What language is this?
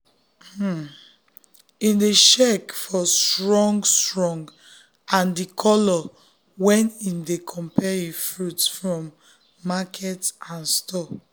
Nigerian Pidgin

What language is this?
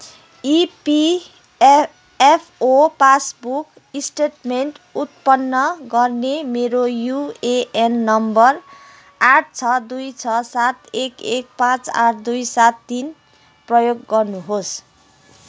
Nepali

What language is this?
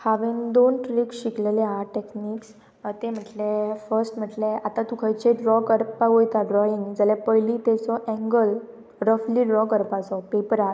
Konkani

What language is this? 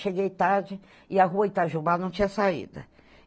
Portuguese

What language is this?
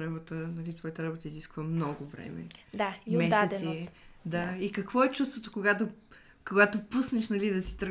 Bulgarian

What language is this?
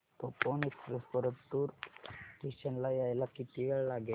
Marathi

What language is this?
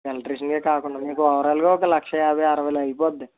Telugu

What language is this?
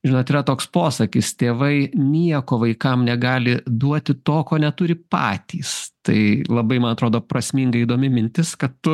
Lithuanian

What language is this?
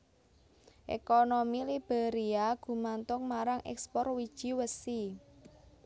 Javanese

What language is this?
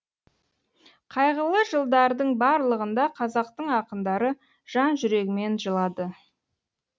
Kazakh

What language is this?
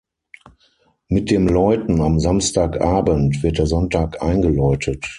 German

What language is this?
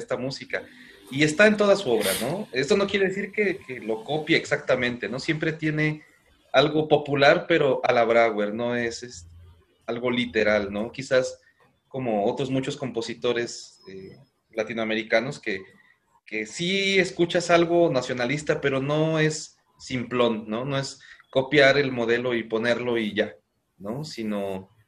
Spanish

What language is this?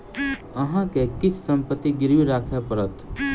Maithili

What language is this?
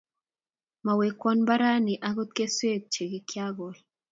Kalenjin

